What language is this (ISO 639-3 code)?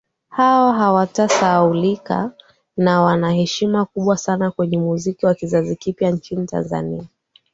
swa